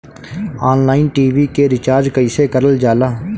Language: Bhojpuri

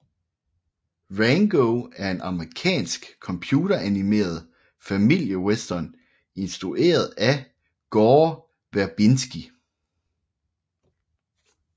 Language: Danish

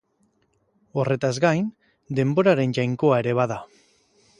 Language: Basque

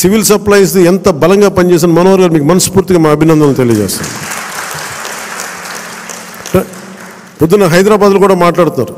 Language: Telugu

